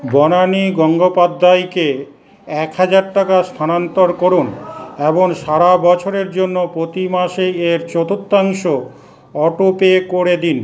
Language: Bangla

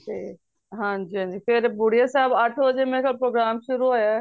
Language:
Punjabi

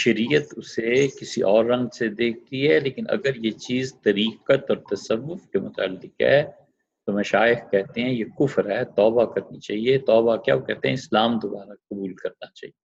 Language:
Urdu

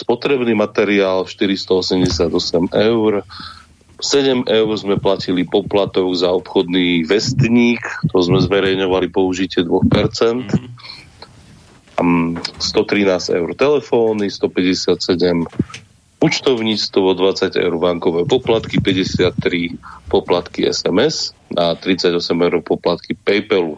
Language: Slovak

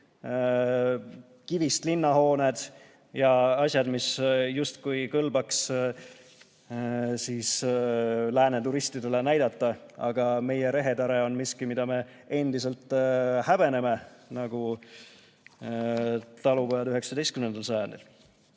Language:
Estonian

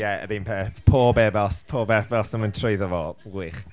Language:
Welsh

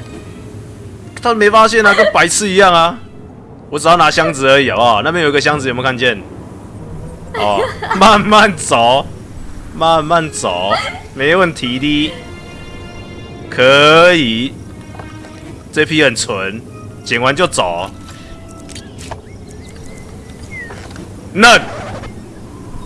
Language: Chinese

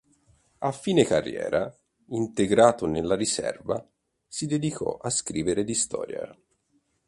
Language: Italian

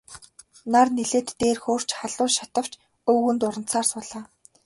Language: Mongolian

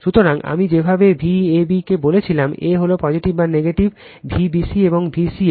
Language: Bangla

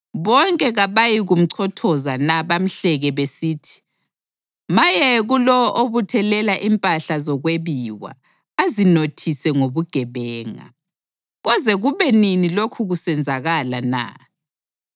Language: North Ndebele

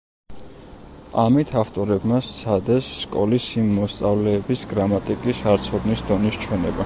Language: Georgian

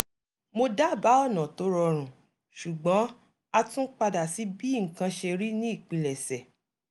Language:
Yoruba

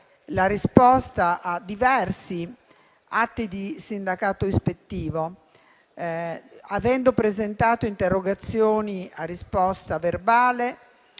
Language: Italian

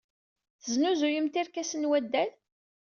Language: Kabyle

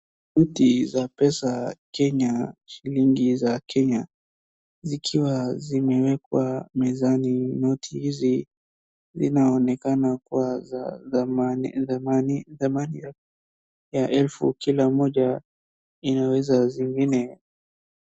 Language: Swahili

